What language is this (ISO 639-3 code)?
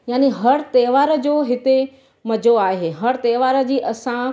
snd